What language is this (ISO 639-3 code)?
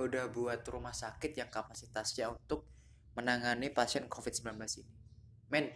ind